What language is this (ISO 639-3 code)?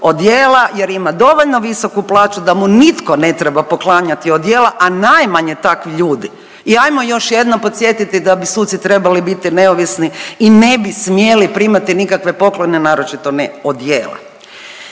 hrv